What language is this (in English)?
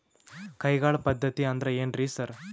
Kannada